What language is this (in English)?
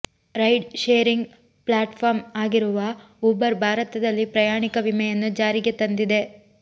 Kannada